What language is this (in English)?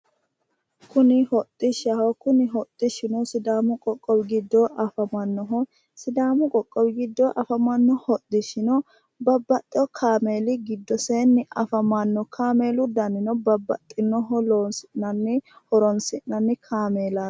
Sidamo